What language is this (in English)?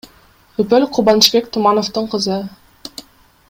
Kyrgyz